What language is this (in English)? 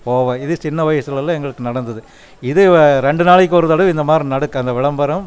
Tamil